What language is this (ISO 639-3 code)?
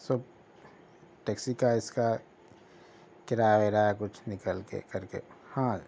urd